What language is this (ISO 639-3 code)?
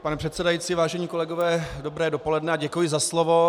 ces